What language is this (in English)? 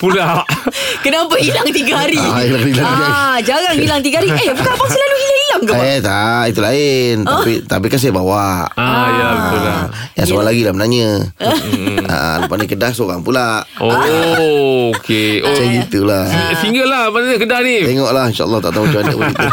Malay